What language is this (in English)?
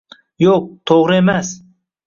Uzbek